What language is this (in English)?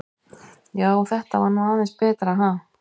Icelandic